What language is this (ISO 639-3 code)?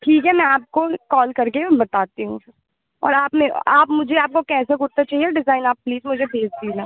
hin